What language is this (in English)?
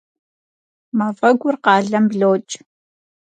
Kabardian